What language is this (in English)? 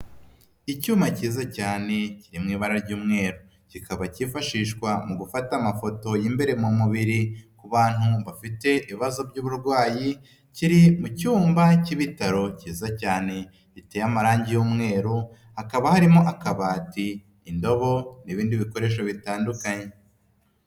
Kinyarwanda